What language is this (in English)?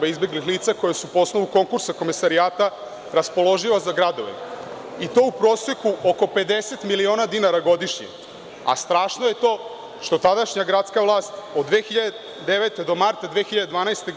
Serbian